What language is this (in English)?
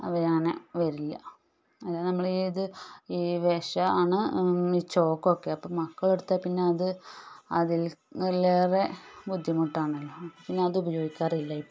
Malayalam